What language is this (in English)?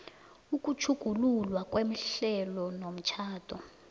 South Ndebele